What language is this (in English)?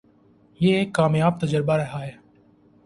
Urdu